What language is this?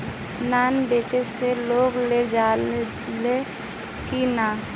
Bhojpuri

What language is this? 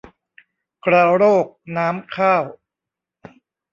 Thai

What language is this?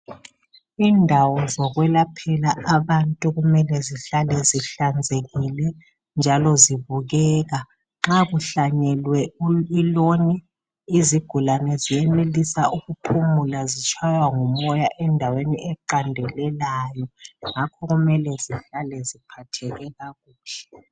North Ndebele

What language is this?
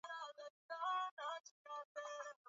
Swahili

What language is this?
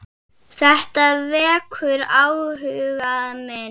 Icelandic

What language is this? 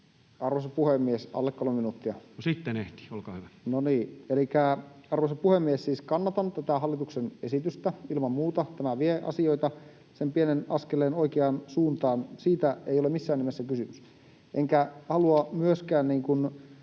Finnish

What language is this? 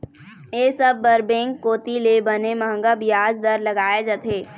Chhattisgarhi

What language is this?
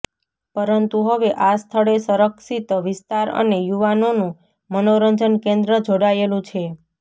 Gujarati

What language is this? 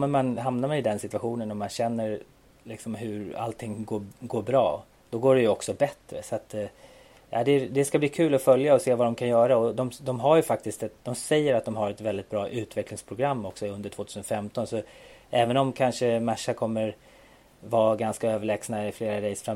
Swedish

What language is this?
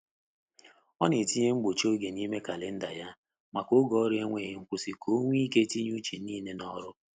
Igbo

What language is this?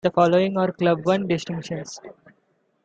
English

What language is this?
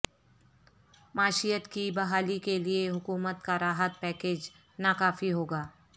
Urdu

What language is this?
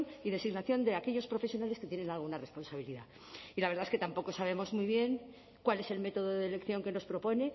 Spanish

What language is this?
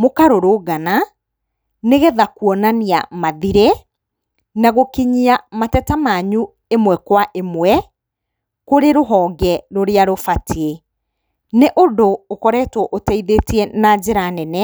Kikuyu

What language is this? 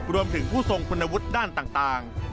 Thai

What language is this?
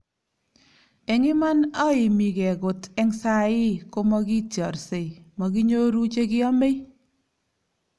Kalenjin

